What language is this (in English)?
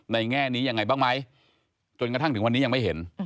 Thai